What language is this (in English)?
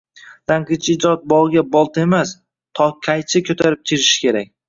Uzbek